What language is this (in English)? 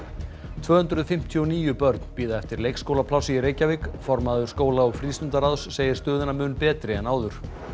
Icelandic